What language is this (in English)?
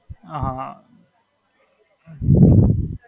Gujarati